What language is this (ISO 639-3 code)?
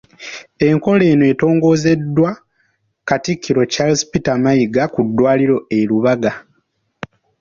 lug